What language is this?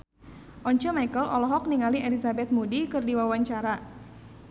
Sundanese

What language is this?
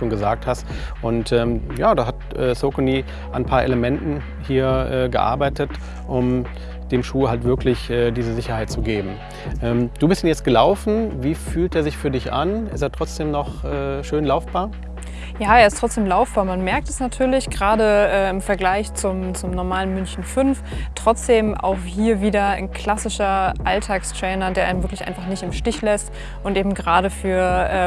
German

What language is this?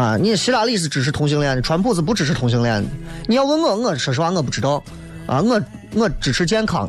Chinese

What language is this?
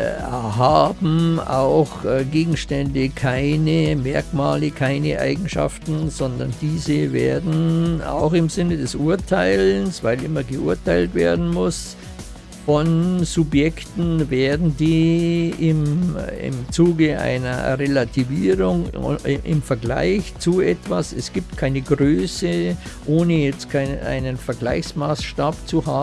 German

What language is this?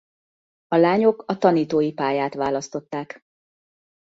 Hungarian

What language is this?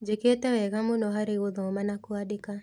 Kikuyu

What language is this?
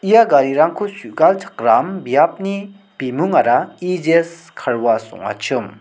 Garo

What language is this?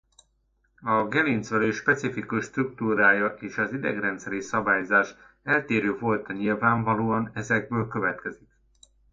Hungarian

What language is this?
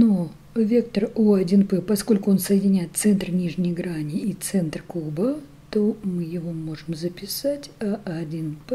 Russian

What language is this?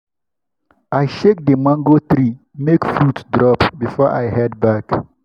Nigerian Pidgin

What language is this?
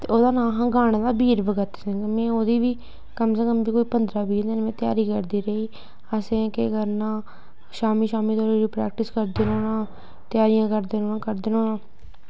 Dogri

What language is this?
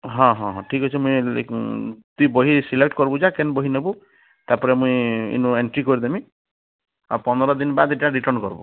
Odia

